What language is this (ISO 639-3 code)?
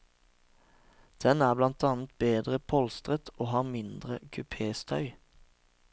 nor